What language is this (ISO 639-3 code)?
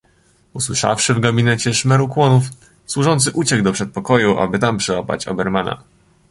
pol